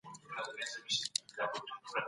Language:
Pashto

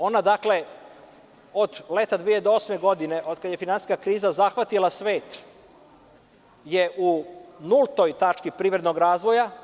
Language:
Serbian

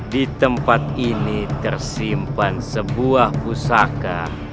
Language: Indonesian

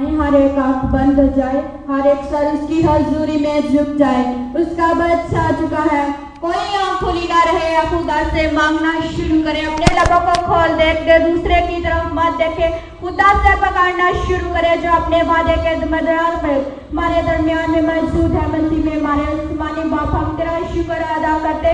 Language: Hindi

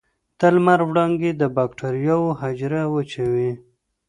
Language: Pashto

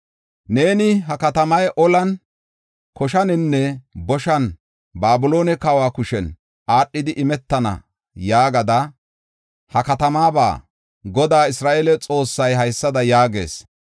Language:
Gofa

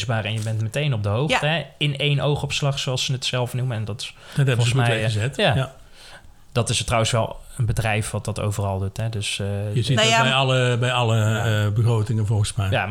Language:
Dutch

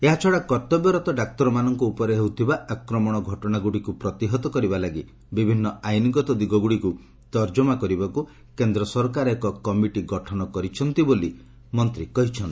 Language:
Odia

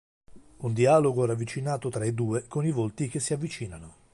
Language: Italian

